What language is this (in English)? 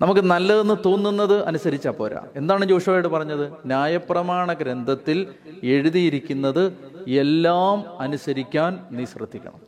Malayalam